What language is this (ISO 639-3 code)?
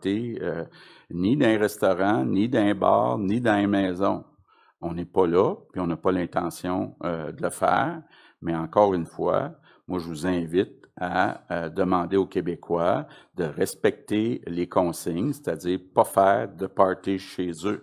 fra